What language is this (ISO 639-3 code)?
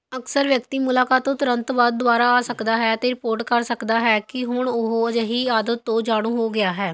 pan